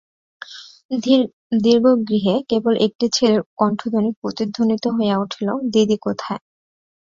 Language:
Bangla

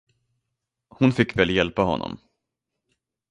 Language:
Swedish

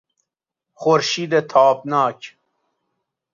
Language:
Persian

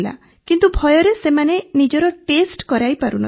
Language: Odia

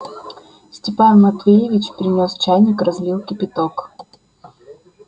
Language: Russian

